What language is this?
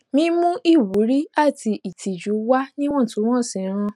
Yoruba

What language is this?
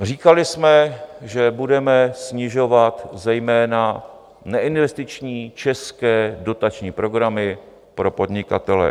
Czech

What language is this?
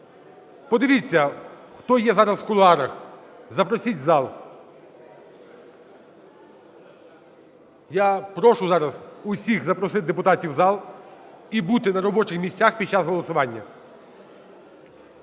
Ukrainian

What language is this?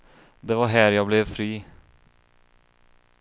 Swedish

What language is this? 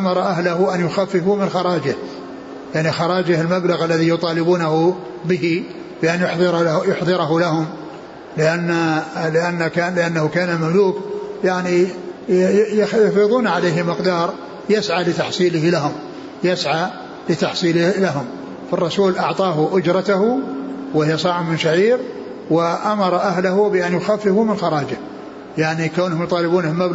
Arabic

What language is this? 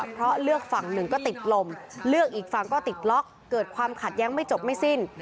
Thai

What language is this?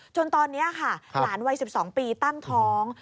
Thai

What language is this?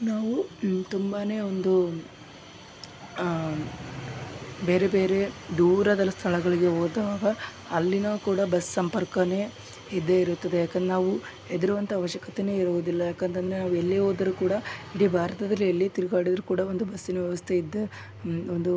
Kannada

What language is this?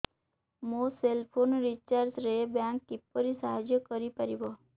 Odia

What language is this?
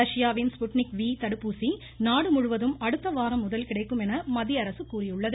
Tamil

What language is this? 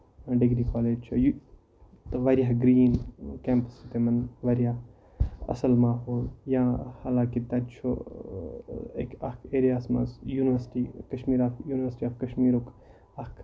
Kashmiri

